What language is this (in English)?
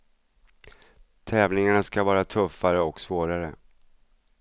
Swedish